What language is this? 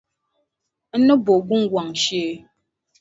Dagbani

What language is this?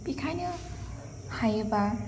Bodo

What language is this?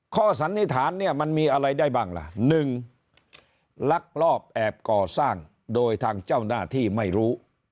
Thai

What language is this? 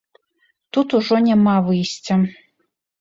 Belarusian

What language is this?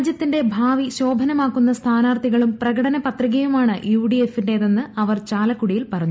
Malayalam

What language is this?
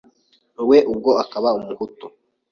Kinyarwanda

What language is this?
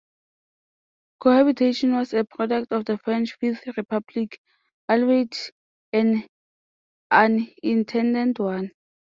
English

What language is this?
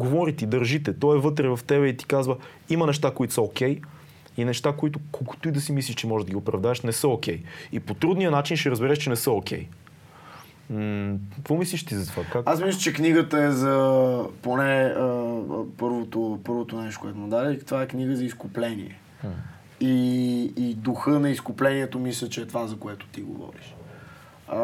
Bulgarian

